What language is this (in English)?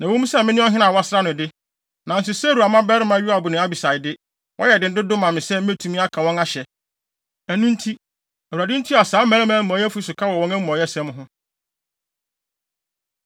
Akan